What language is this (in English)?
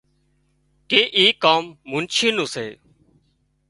Wadiyara Koli